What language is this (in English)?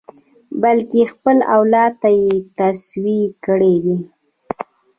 Pashto